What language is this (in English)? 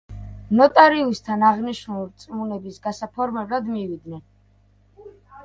Georgian